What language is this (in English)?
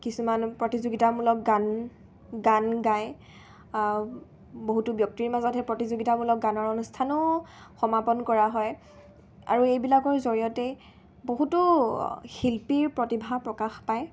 Assamese